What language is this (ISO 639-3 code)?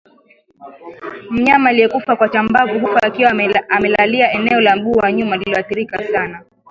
swa